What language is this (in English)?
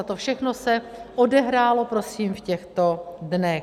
Czech